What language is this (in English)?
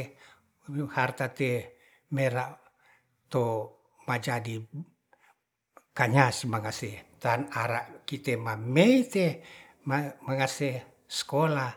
Ratahan